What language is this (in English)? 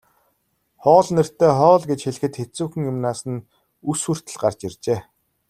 Mongolian